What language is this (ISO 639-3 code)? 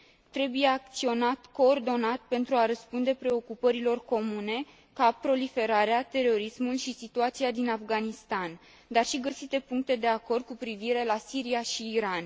ron